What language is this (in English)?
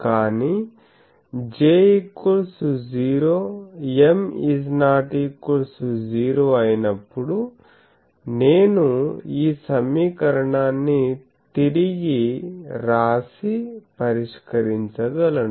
Telugu